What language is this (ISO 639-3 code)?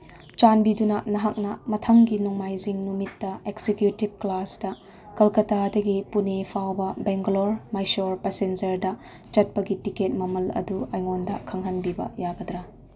mni